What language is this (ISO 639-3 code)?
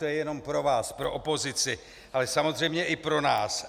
ces